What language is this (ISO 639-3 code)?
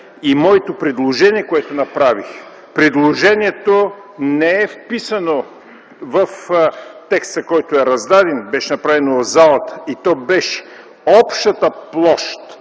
bul